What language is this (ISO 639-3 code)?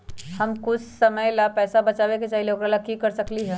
mag